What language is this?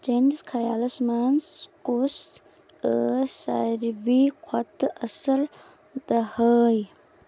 Kashmiri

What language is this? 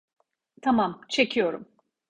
Turkish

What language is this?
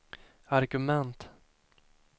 Swedish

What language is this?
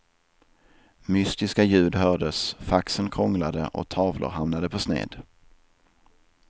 Swedish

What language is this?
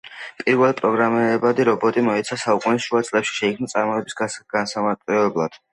Georgian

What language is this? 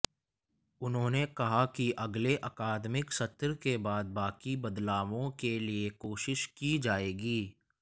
Hindi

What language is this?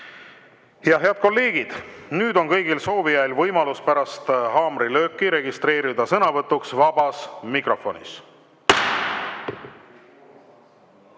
Estonian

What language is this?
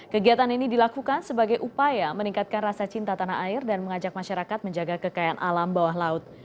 Indonesian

